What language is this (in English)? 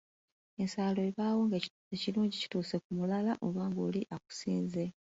Ganda